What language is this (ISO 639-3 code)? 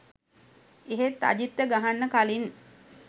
sin